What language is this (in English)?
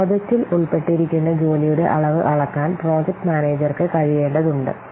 Malayalam